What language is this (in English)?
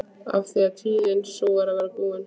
Icelandic